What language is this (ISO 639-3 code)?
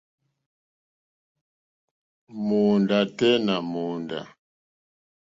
bri